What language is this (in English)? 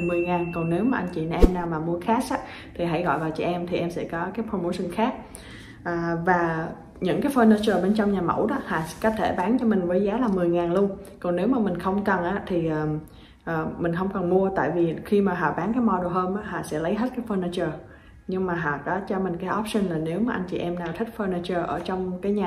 Vietnamese